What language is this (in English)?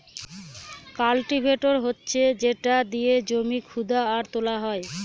Bangla